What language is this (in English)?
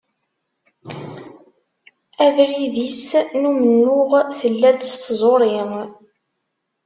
Kabyle